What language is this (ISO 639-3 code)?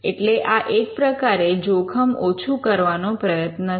guj